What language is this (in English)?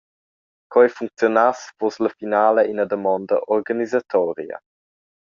Romansh